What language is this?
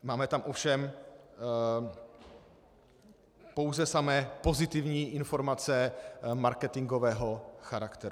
Czech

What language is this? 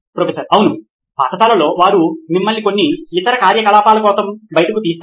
Telugu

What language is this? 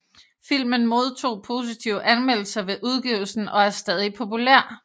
Danish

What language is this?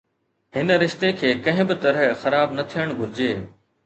Sindhi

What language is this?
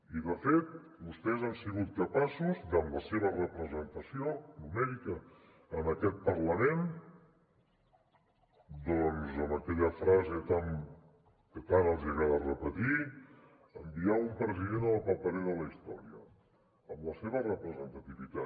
Catalan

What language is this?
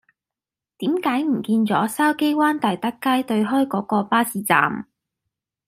Cantonese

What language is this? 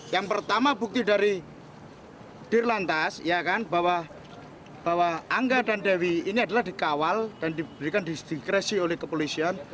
Indonesian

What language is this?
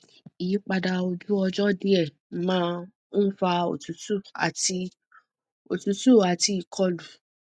Yoruba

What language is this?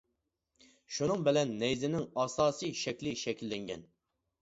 Uyghur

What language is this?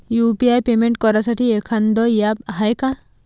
Marathi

